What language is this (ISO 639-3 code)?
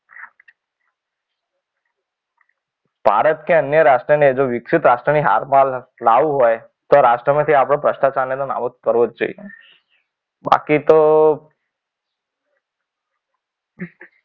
guj